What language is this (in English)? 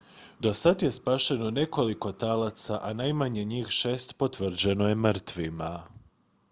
Croatian